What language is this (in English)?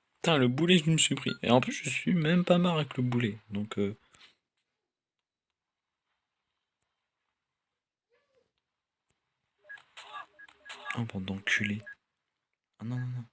French